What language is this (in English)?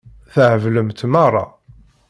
Kabyle